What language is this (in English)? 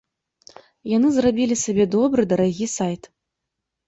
Belarusian